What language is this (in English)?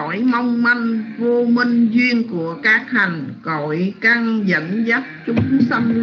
Vietnamese